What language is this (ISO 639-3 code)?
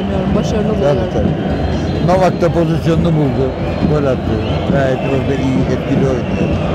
tur